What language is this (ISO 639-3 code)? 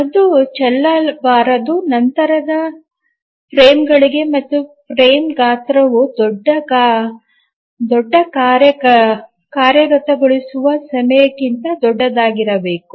kan